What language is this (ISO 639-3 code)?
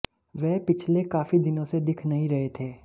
hin